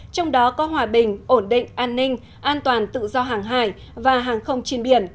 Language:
Vietnamese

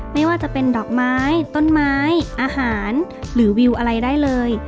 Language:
Thai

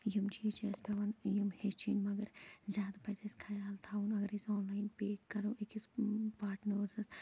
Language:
Kashmiri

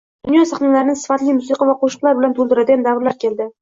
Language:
Uzbek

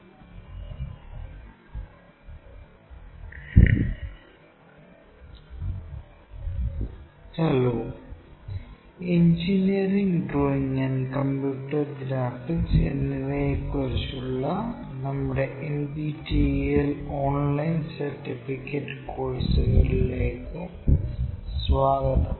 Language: Malayalam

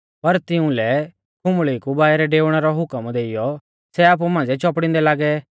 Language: Mahasu Pahari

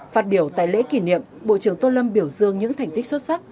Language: Vietnamese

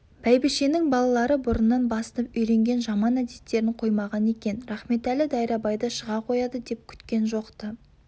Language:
Kazakh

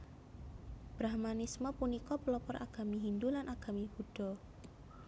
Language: Javanese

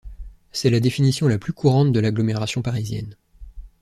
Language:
French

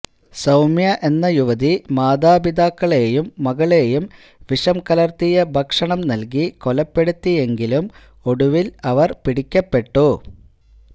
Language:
Malayalam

